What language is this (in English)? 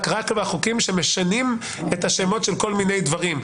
Hebrew